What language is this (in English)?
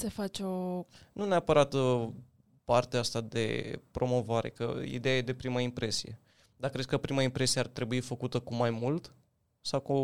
Romanian